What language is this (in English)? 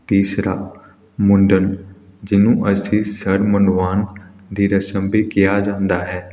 Punjabi